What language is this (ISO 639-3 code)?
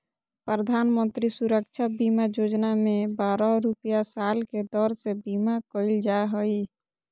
mag